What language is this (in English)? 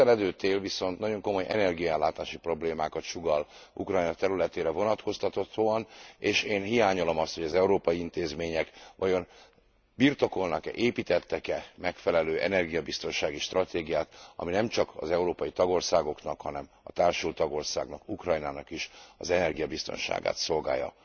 Hungarian